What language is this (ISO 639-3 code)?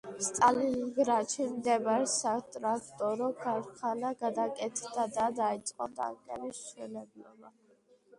kat